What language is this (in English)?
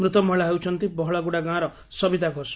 Odia